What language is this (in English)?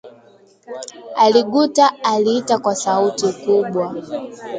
Swahili